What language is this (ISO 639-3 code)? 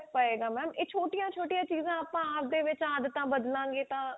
pan